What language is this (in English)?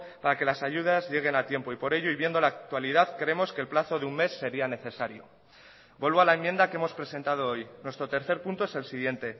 Spanish